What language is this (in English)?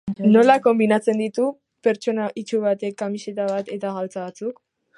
Basque